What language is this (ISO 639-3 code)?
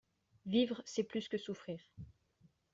fra